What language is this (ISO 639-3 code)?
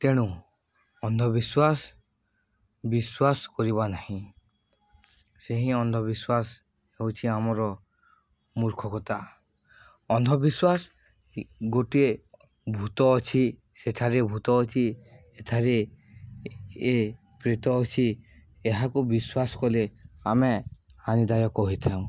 ori